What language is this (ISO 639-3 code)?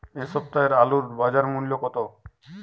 ben